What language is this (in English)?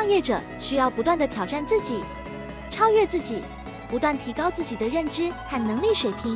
Chinese